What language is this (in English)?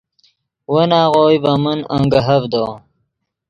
Yidgha